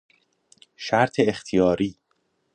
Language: Persian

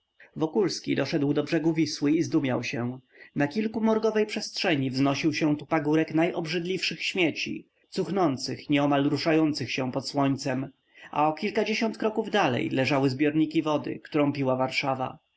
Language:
Polish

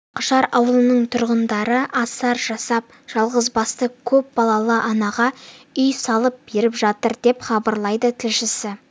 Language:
Kazakh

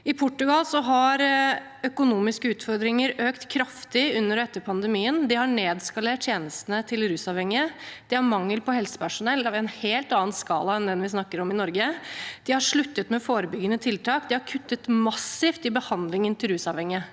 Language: Norwegian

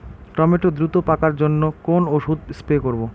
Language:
Bangla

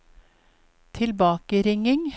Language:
Norwegian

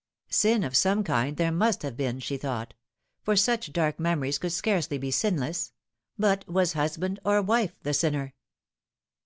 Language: English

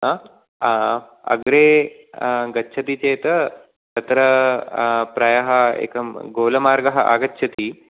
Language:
Sanskrit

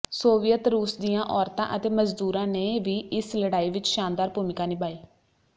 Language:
Punjabi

